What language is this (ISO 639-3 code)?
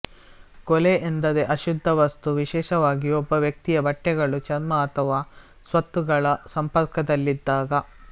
kan